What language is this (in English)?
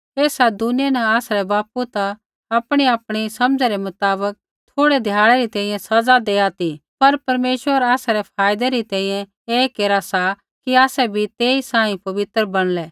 Kullu Pahari